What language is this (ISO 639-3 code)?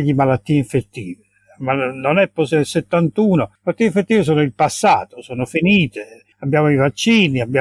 ita